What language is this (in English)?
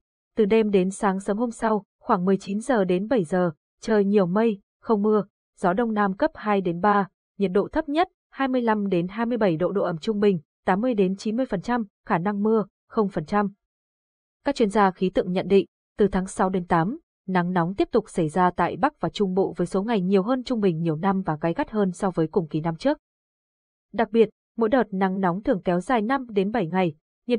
Vietnamese